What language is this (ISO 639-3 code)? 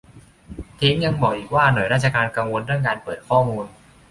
tha